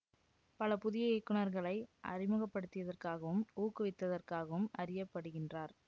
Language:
Tamil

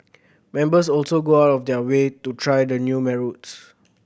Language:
English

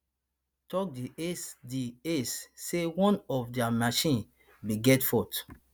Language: Nigerian Pidgin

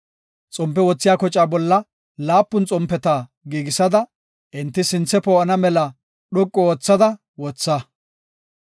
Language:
Gofa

